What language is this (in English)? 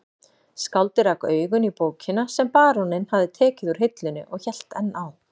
Icelandic